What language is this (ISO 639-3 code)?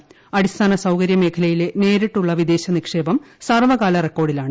mal